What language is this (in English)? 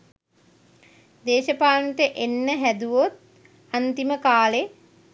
Sinhala